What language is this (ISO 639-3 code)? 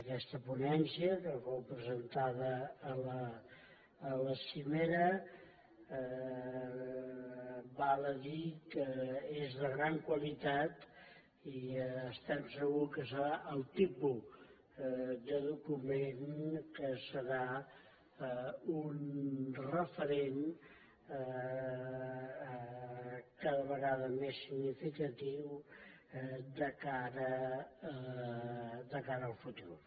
cat